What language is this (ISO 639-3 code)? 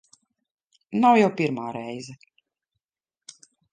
lav